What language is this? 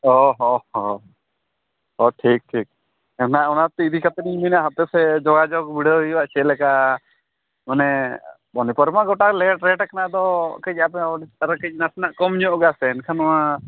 Santali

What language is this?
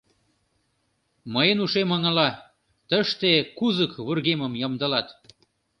Mari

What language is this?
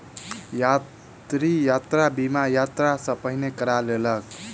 Maithili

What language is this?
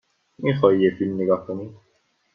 Persian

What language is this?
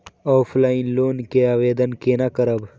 Maithili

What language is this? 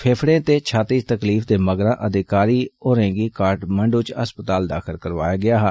Dogri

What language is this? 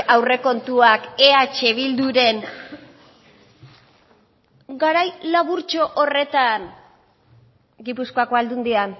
Basque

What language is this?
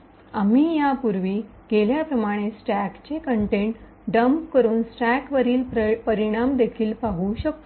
Marathi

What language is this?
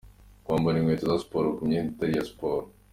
Kinyarwanda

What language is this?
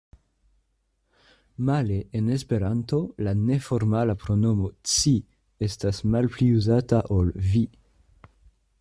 Esperanto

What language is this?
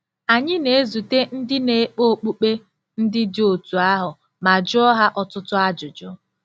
Igbo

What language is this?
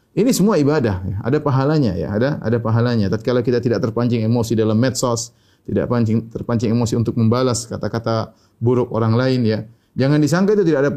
Indonesian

